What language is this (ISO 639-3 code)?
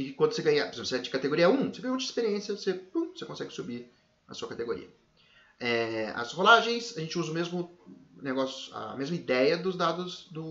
por